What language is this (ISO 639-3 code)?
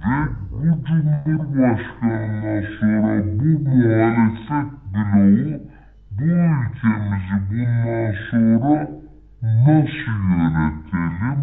tur